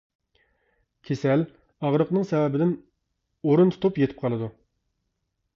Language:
Uyghur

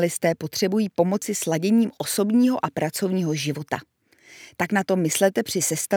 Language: Czech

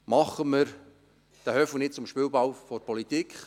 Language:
Swiss German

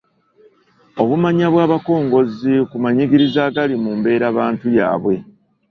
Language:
Ganda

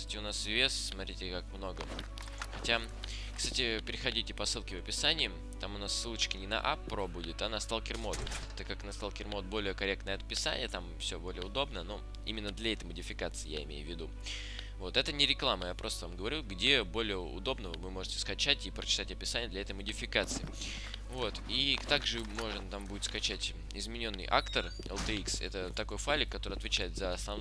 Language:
Russian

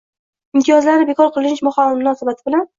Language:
Uzbek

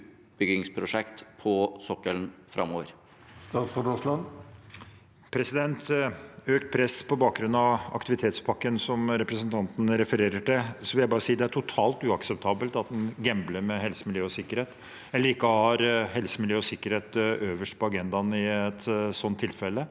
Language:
Norwegian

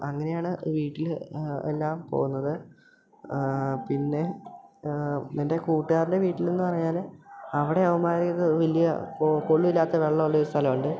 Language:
Malayalam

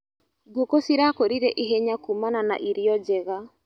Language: Kikuyu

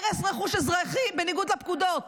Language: Hebrew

